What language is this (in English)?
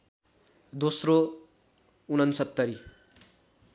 Nepali